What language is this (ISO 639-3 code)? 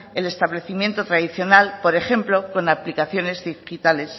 spa